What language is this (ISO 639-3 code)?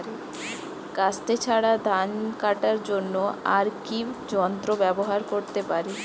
ben